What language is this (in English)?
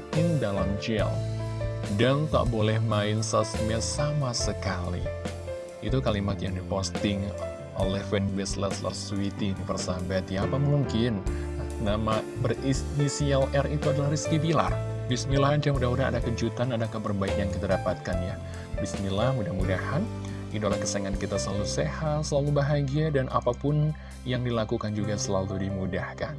Indonesian